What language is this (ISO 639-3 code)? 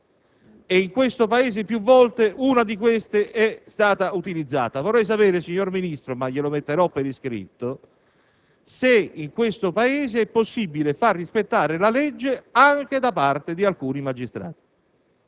ita